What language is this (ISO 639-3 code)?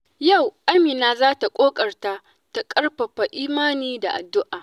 hau